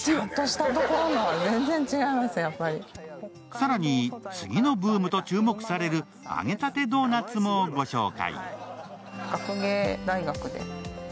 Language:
Japanese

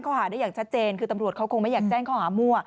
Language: Thai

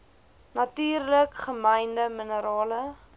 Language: Afrikaans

